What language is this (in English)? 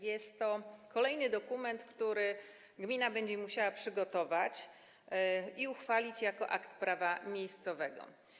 Polish